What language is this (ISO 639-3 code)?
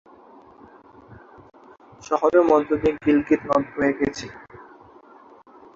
ben